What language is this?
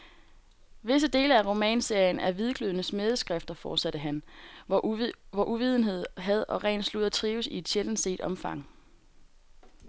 Danish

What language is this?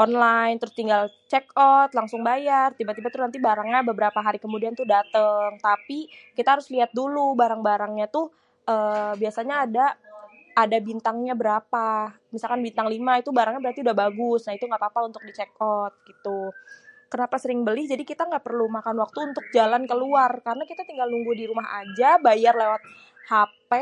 Betawi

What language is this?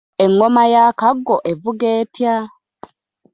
Ganda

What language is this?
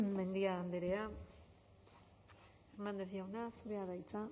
Basque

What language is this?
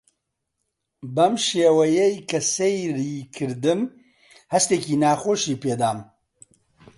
Central Kurdish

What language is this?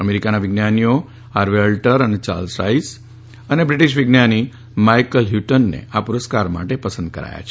Gujarati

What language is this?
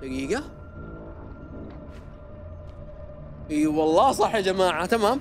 Arabic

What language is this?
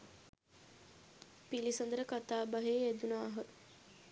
Sinhala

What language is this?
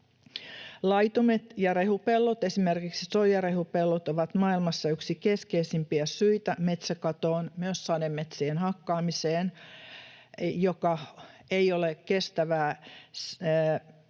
Finnish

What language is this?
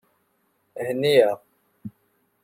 Kabyle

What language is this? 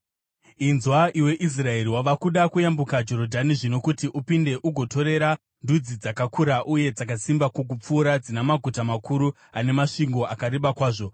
Shona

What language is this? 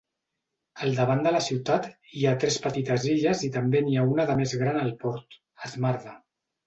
Catalan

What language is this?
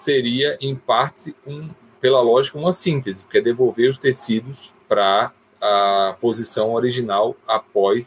Portuguese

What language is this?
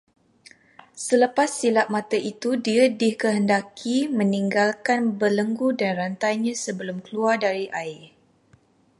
Malay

